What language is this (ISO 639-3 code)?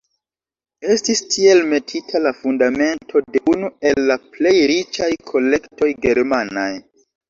epo